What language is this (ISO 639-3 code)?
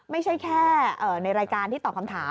tha